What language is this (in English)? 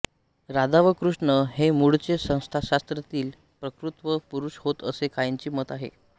Marathi